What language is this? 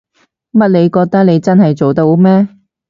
Cantonese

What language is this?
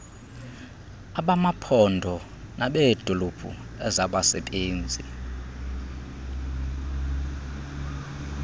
Xhosa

